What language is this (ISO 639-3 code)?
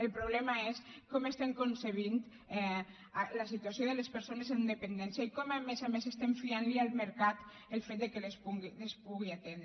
cat